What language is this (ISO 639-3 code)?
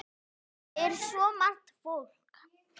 isl